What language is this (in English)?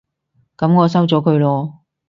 Cantonese